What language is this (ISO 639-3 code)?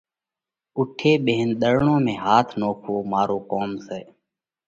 kvx